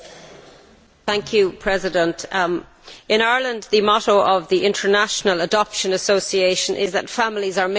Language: English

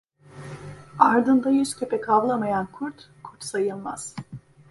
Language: Turkish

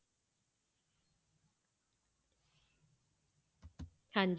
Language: Punjabi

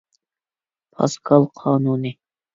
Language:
Uyghur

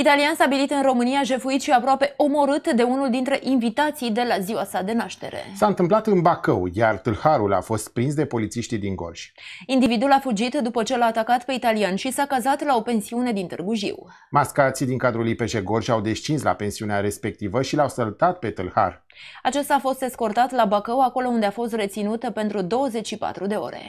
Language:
Romanian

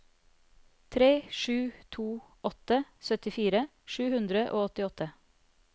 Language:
Norwegian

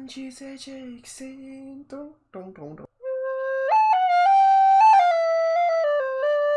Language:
Turkish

